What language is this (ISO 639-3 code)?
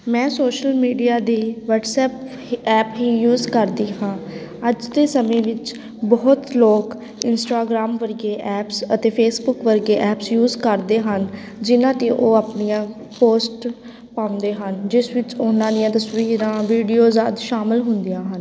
pan